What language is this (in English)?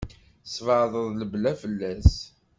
Kabyle